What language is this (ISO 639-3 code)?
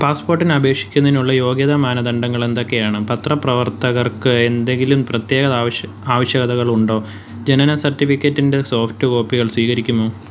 mal